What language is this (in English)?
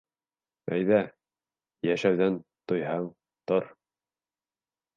Bashkir